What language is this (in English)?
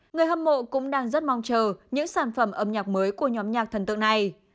Vietnamese